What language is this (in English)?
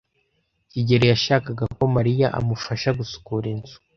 Kinyarwanda